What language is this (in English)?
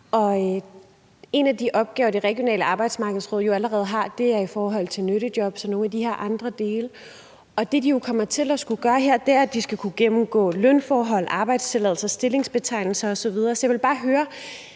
Danish